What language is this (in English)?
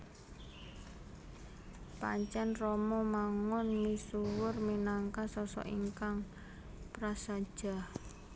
Javanese